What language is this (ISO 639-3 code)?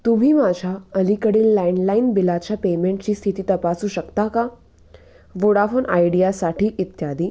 mar